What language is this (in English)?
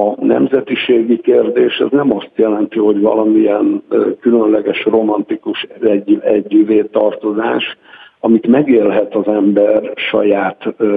Hungarian